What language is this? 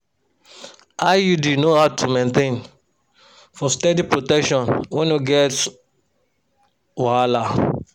Nigerian Pidgin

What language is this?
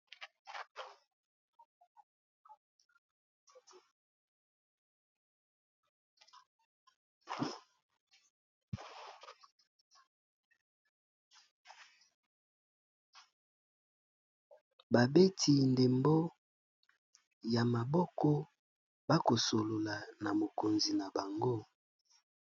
Lingala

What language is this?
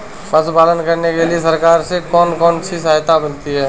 Hindi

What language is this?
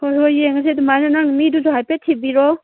Manipuri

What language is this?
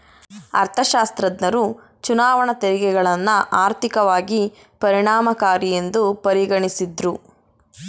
Kannada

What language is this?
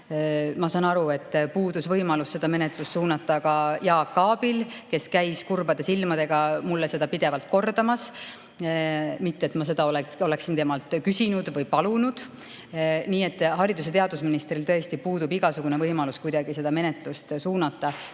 Estonian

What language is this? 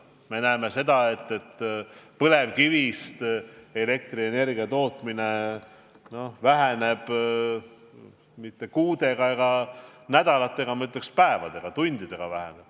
Estonian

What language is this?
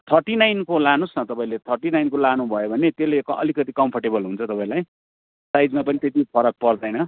Nepali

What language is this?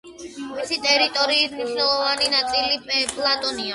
Georgian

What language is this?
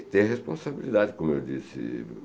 Portuguese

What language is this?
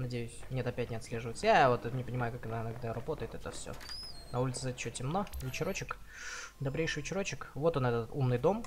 Russian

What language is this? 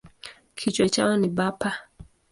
Swahili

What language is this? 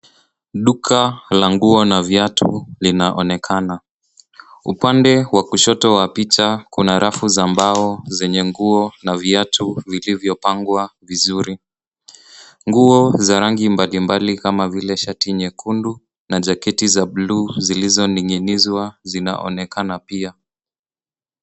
Swahili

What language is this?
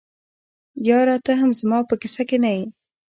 Pashto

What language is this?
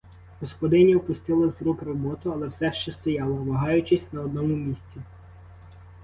Ukrainian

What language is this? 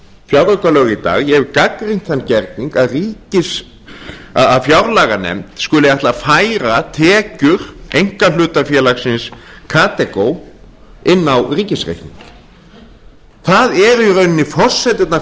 Icelandic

